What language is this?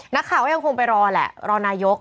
Thai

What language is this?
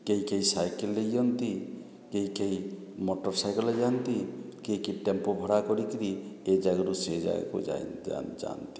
Odia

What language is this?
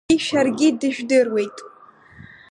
Abkhazian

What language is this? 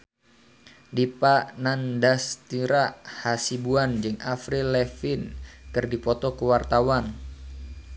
Sundanese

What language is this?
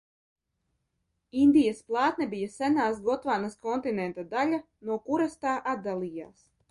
Latvian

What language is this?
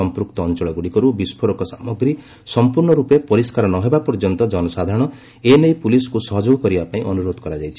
Odia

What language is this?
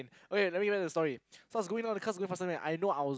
English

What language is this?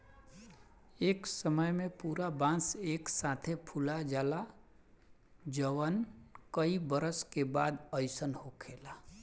Bhojpuri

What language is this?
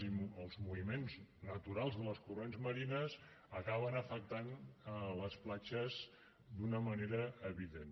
Catalan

